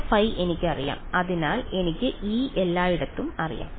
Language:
Malayalam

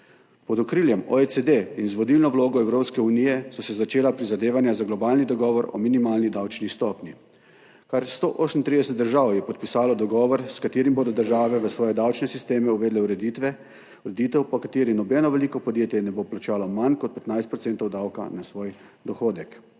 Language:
Slovenian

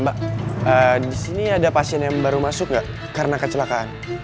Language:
Indonesian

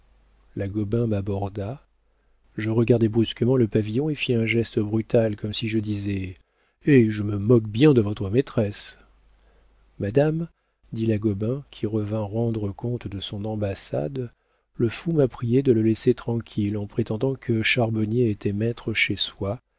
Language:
French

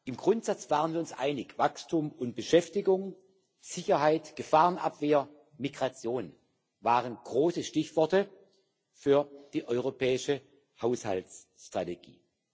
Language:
German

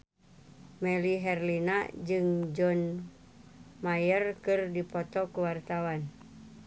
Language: Sundanese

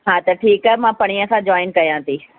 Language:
Sindhi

